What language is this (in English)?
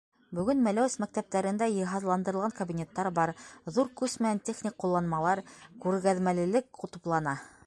Bashkir